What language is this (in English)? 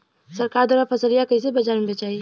Bhojpuri